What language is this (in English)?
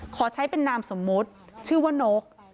Thai